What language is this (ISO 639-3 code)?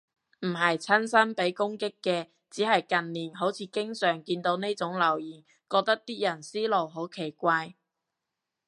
yue